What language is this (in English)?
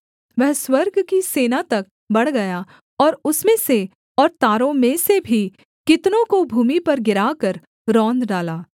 Hindi